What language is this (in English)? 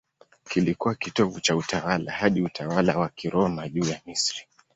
Swahili